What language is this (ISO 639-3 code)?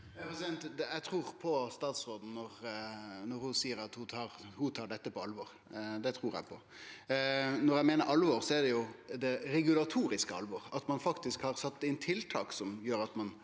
nor